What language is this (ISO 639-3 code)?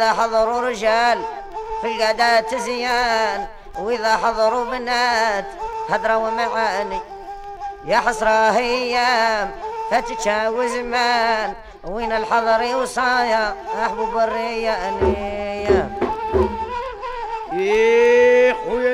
ara